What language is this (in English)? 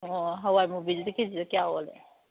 Manipuri